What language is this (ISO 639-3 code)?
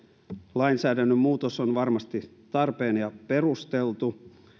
fin